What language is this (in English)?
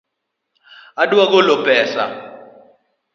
Luo (Kenya and Tanzania)